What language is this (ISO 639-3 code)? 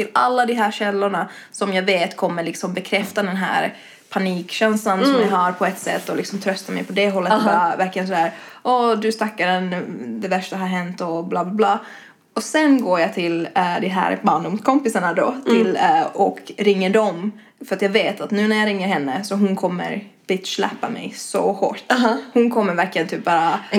swe